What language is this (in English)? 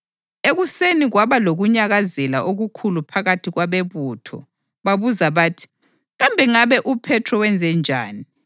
North Ndebele